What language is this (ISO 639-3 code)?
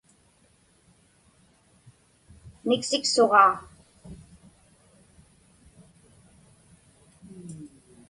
ipk